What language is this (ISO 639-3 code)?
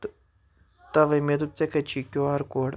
kas